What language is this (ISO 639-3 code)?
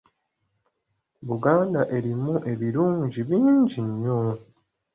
lug